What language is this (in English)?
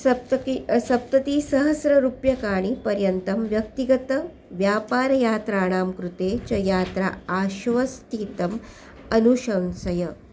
Sanskrit